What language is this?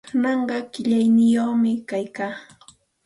Santa Ana de Tusi Pasco Quechua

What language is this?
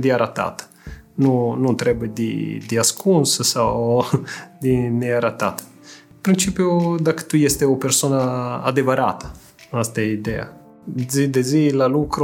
Romanian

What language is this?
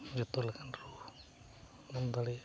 Santali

